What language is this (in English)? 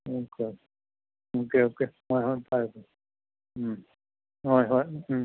Manipuri